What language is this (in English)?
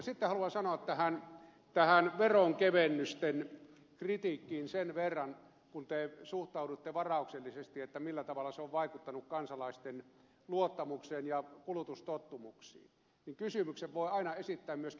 Finnish